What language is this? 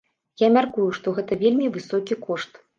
Belarusian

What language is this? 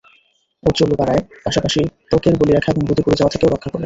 Bangla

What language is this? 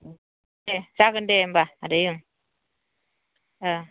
Bodo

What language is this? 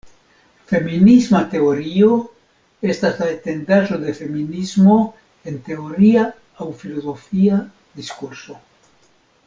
Esperanto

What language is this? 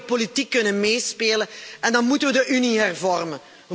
Dutch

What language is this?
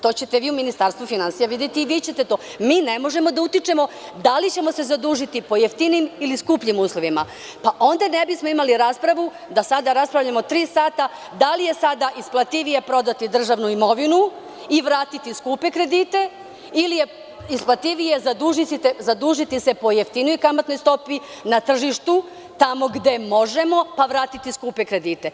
Serbian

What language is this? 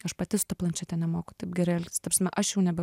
Lithuanian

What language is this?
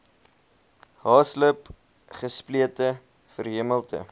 Afrikaans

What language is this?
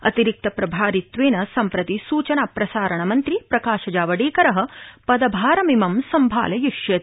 Sanskrit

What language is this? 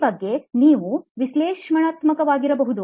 Kannada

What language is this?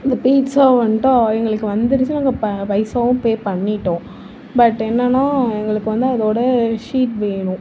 Tamil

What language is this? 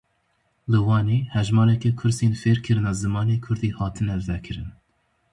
Kurdish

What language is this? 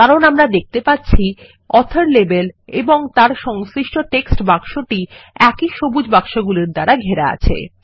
Bangla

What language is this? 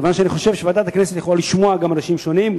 Hebrew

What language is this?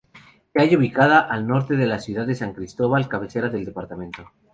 Spanish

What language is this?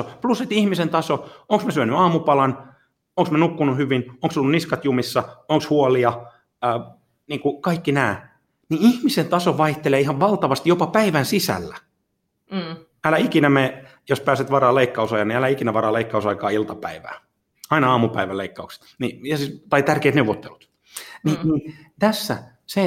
Finnish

